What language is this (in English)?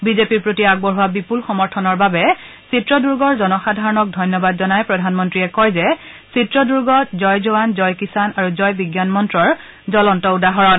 Assamese